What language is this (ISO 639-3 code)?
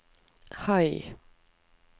nor